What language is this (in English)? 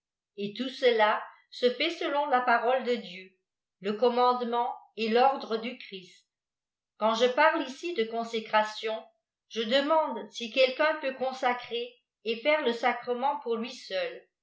French